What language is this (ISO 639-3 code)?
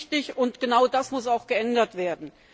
deu